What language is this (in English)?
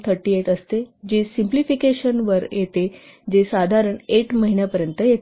Marathi